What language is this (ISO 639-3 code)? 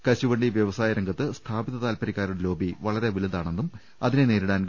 mal